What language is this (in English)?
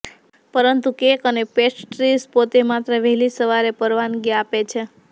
Gujarati